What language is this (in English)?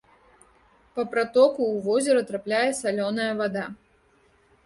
Belarusian